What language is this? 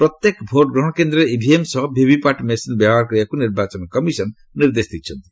Odia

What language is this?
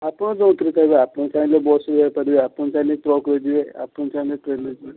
Odia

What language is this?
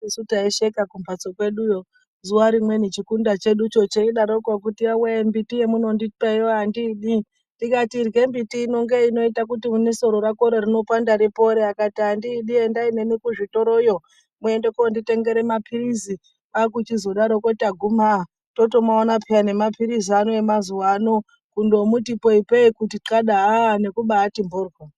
Ndau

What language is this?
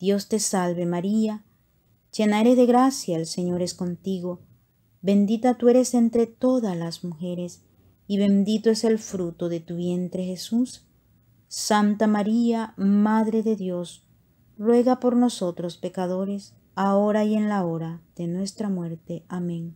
Spanish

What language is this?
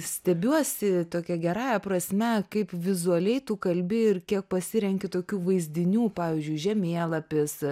Lithuanian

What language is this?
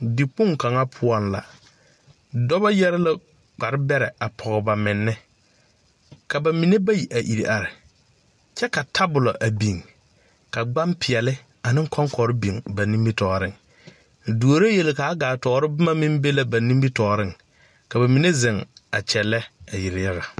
Southern Dagaare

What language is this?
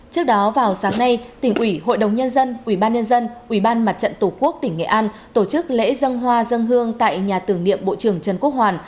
Vietnamese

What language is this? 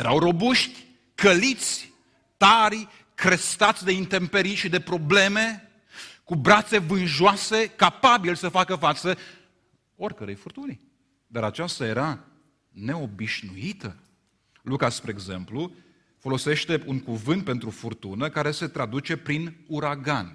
Romanian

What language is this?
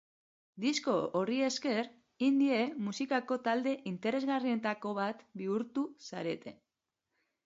Basque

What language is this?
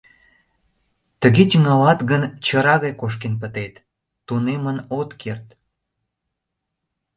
Mari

